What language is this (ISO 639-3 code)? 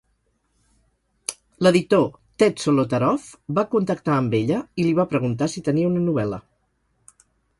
cat